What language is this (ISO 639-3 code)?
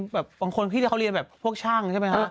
tha